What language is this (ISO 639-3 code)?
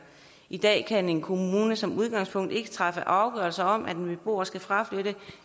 dan